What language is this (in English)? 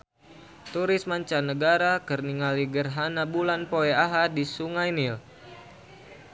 Sundanese